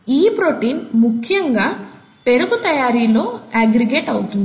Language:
Telugu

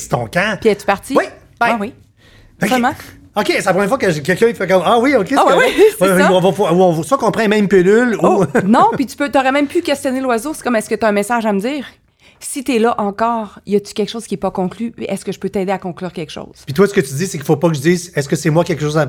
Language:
French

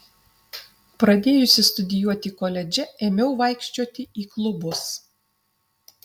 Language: Lithuanian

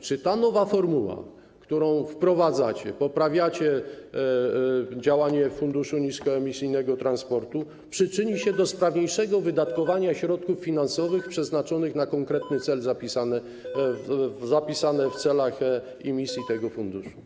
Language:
Polish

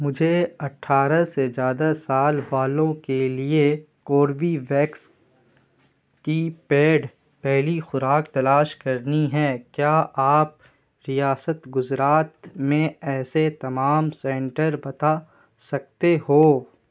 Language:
Urdu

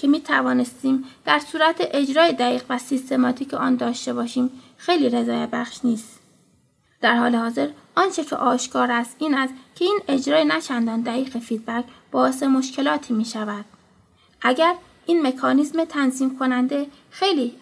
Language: Persian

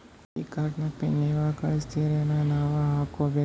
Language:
Kannada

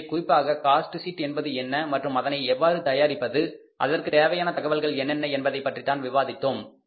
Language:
Tamil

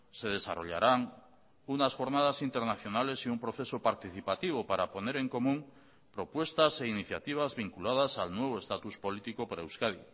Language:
Spanish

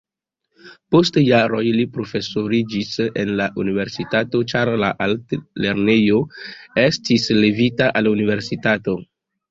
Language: Esperanto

